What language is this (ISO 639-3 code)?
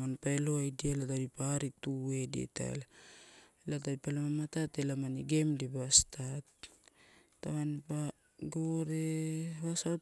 ttu